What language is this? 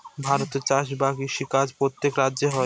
Bangla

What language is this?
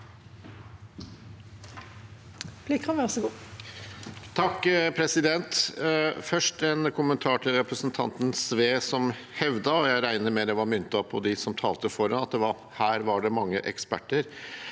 Norwegian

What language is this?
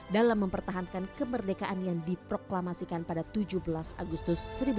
Indonesian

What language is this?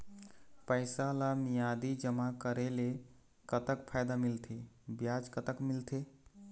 Chhattisgarhi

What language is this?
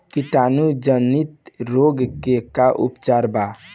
Bhojpuri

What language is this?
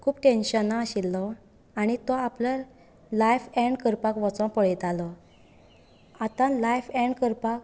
Konkani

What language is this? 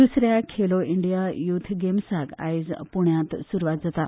Konkani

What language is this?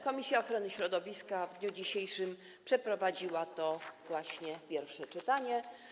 Polish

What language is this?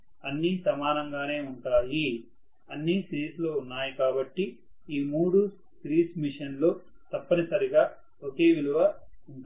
Telugu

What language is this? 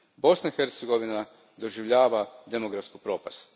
Croatian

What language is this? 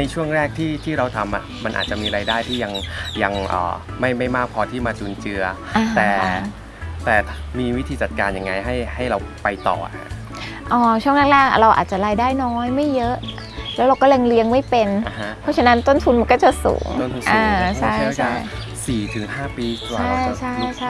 Thai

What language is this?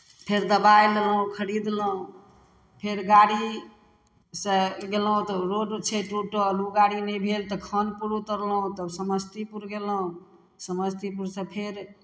Maithili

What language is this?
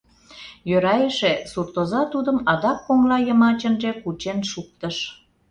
Mari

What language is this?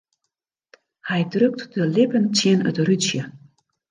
Western Frisian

